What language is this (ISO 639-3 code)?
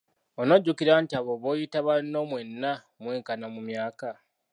lug